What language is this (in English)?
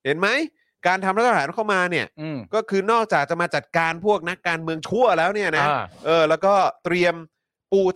Thai